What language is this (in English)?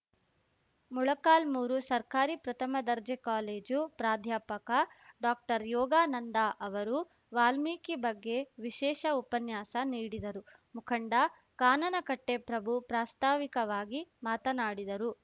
Kannada